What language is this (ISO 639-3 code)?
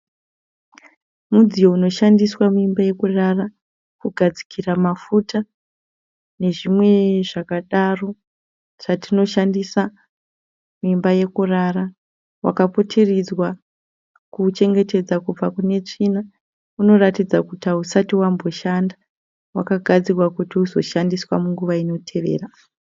sna